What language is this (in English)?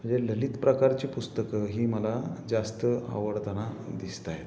Marathi